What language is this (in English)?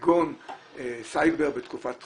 Hebrew